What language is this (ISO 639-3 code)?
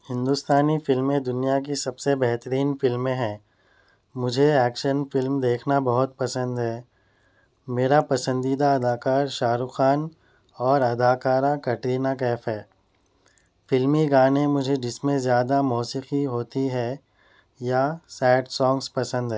urd